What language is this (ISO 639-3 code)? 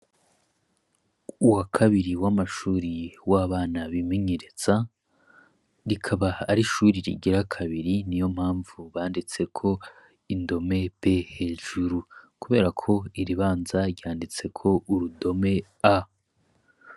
run